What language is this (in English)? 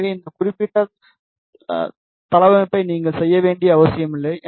Tamil